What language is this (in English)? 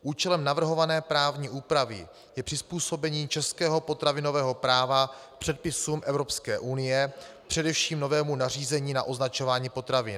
Czech